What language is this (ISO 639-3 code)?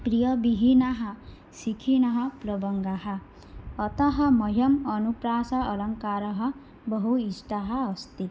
san